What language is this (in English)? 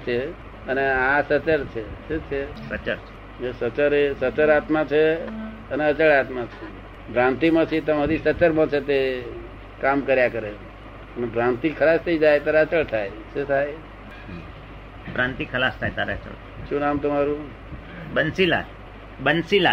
Gujarati